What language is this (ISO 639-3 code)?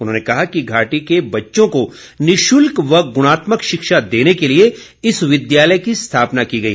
hin